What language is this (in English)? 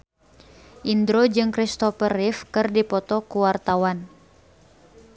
Sundanese